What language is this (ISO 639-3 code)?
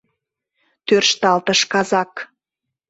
chm